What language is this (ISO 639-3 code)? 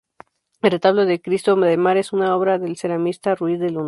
spa